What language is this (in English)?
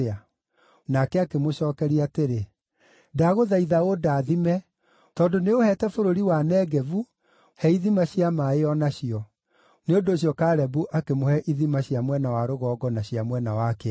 Kikuyu